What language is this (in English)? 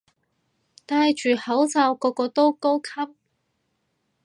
Cantonese